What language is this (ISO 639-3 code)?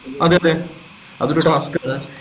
mal